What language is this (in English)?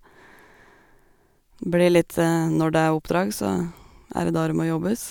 Norwegian